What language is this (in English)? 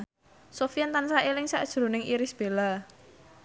Javanese